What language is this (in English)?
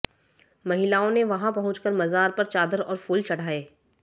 Hindi